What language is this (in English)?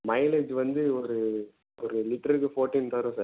Tamil